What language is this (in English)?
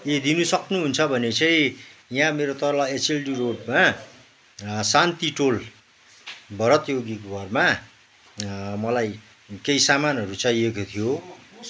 Nepali